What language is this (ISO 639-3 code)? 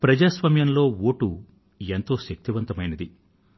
tel